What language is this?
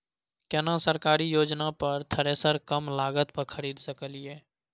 Maithili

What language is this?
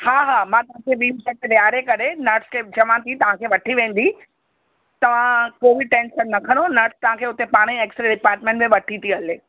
Sindhi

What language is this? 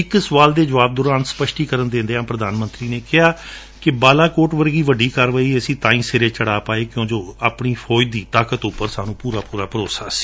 Punjabi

